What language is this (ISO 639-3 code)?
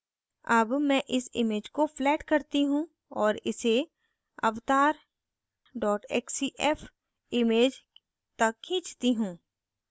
hin